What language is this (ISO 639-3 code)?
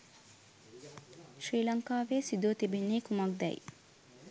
sin